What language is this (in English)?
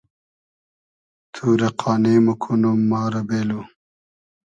Hazaragi